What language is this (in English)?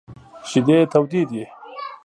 Pashto